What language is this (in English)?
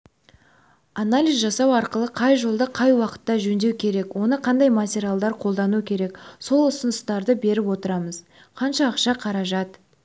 Kazakh